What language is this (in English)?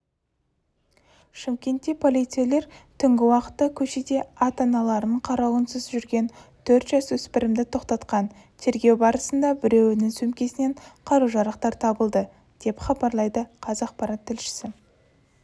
Kazakh